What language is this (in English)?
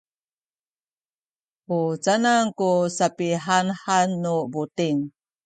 Sakizaya